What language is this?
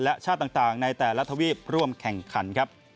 Thai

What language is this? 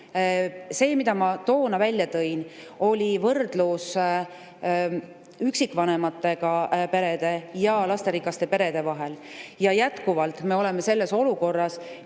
Estonian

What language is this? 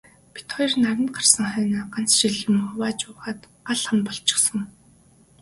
Mongolian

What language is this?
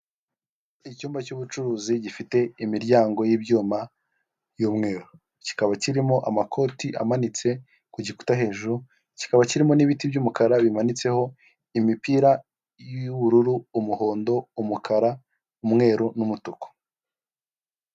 Kinyarwanda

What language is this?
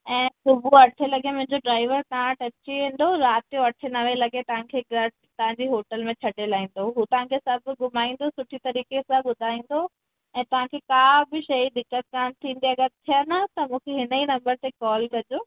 Sindhi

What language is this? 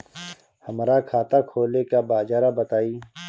Bhojpuri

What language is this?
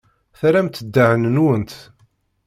Kabyle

